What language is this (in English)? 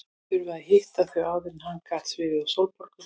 Icelandic